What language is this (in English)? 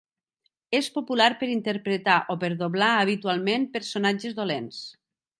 Catalan